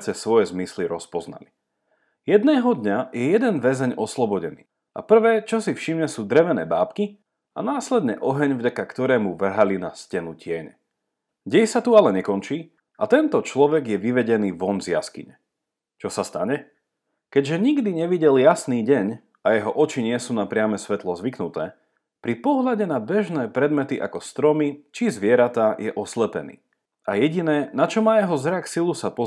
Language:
Slovak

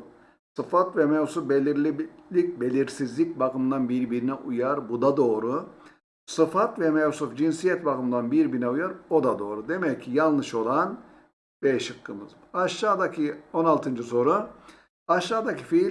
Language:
Turkish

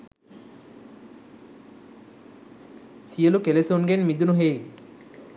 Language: Sinhala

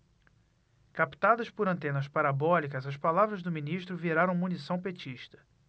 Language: Portuguese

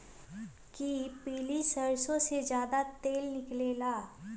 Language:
Magahi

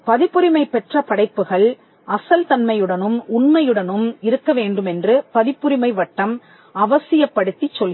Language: Tamil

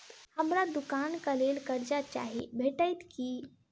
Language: Maithili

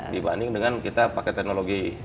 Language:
Indonesian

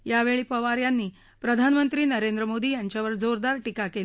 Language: Marathi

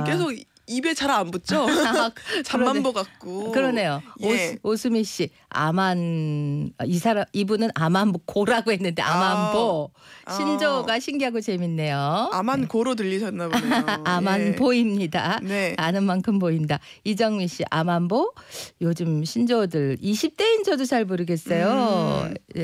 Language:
Korean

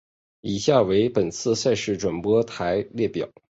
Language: Chinese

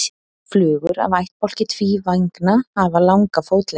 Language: Icelandic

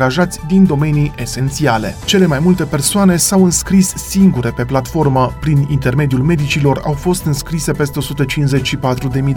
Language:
Romanian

